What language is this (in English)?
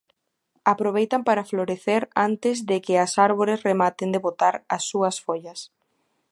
Galician